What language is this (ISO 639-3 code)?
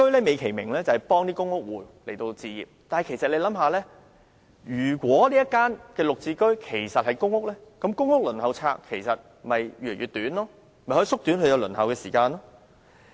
yue